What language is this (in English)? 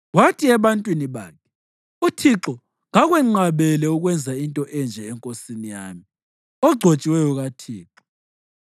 North Ndebele